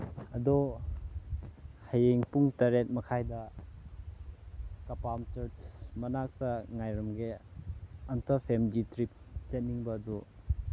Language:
Manipuri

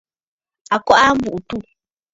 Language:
Bafut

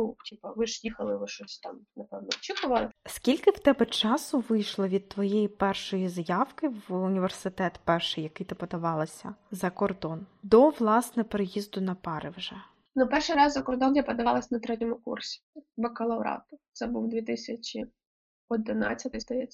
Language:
Ukrainian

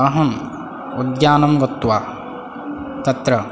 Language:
Sanskrit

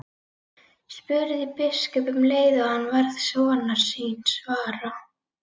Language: Icelandic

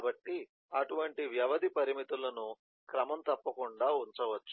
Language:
Telugu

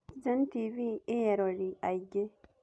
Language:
Kikuyu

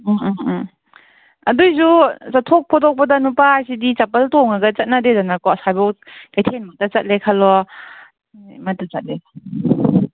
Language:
Manipuri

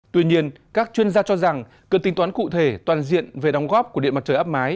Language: Vietnamese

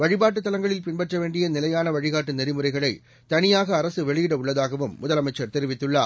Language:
Tamil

